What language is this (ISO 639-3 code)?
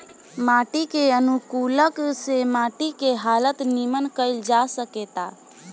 bho